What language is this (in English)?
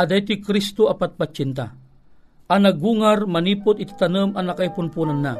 Filipino